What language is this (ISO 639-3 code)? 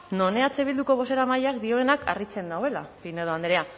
eus